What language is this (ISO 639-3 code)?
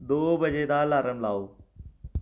doi